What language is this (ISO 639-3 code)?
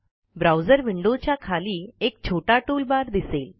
mar